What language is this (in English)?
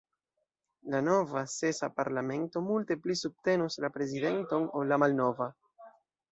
Esperanto